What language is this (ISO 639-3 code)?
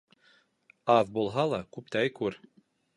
bak